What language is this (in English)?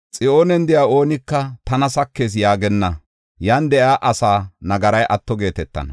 Gofa